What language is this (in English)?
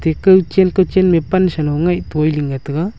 Wancho Naga